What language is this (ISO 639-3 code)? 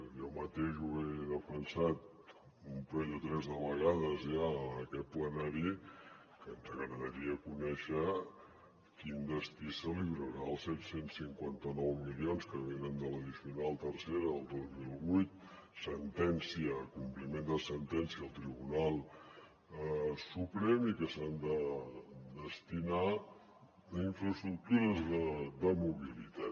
cat